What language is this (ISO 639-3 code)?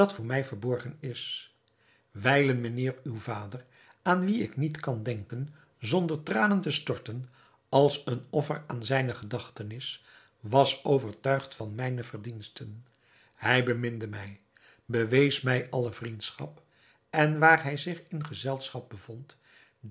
nld